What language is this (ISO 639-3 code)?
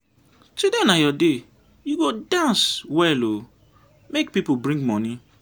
pcm